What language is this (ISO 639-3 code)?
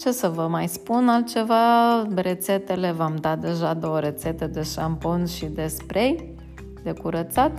ron